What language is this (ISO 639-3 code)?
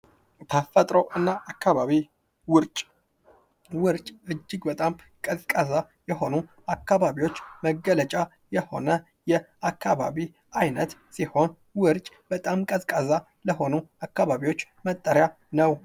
amh